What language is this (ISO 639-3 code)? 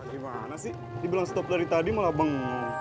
ind